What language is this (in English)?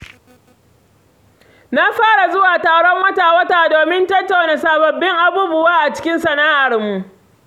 Hausa